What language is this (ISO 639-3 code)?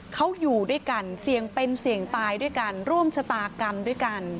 tha